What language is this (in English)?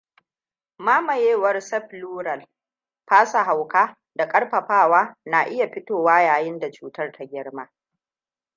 Hausa